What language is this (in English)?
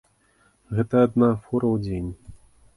Belarusian